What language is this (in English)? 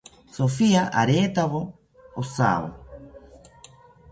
South Ucayali Ashéninka